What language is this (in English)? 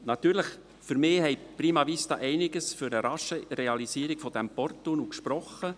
Swiss German